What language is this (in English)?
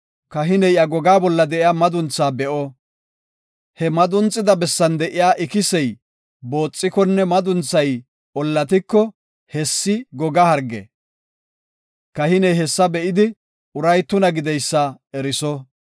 Gofa